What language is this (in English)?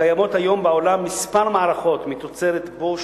Hebrew